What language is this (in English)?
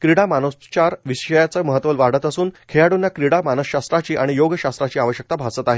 Marathi